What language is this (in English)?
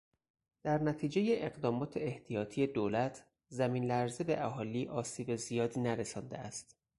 Persian